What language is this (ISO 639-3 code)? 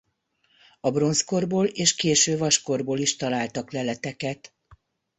hun